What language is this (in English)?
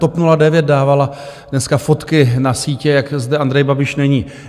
Czech